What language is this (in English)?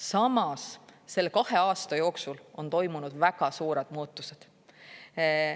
Estonian